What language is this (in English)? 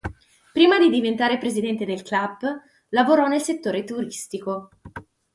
Italian